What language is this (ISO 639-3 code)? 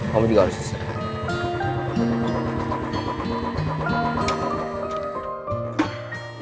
ind